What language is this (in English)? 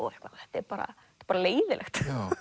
Icelandic